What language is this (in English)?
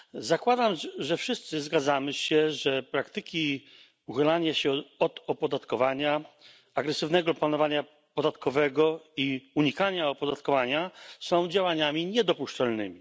Polish